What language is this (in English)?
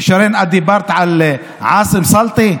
Hebrew